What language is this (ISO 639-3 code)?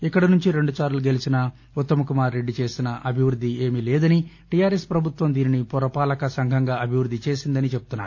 tel